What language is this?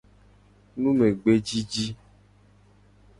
Gen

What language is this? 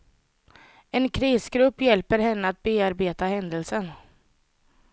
Swedish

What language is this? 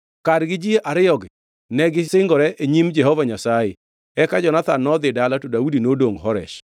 Luo (Kenya and Tanzania)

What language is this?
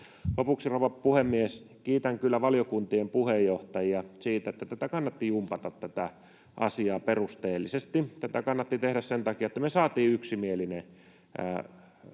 Finnish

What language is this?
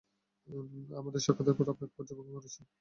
Bangla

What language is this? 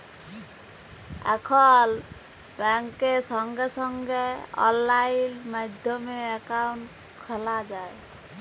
Bangla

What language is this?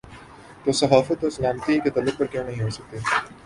Urdu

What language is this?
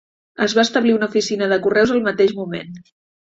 Catalan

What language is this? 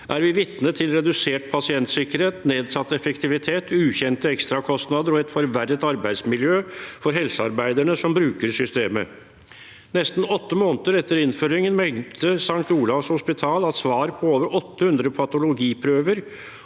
Norwegian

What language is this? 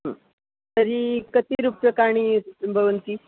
Sanskrit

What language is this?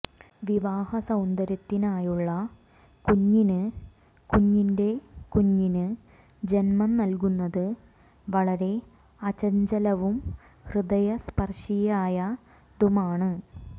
Malayalam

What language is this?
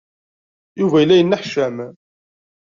Kabyle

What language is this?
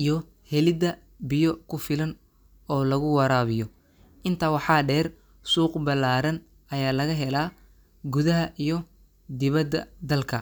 Somali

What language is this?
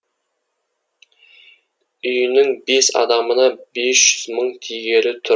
Kazakh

